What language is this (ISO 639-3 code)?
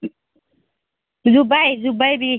brx